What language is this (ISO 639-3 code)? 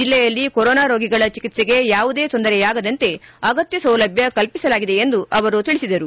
kan